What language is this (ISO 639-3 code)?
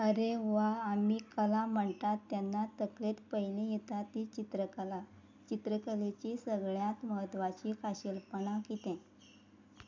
kok